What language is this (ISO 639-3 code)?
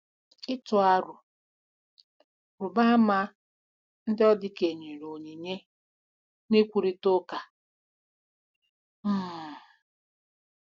ibo